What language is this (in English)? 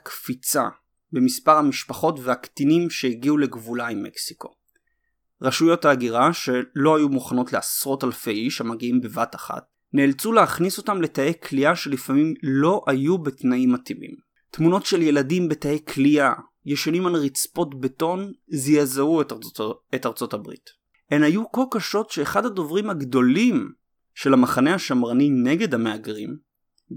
Hebrew